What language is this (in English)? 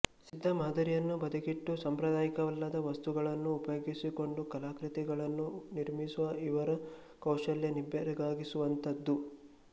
Kannada